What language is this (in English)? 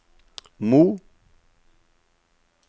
Norwegian